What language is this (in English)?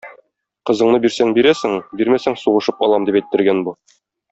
Tatar